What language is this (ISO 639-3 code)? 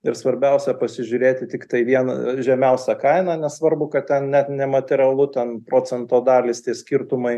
lit